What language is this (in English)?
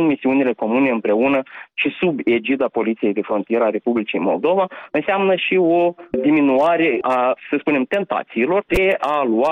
Romanian